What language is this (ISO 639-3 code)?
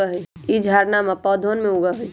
mag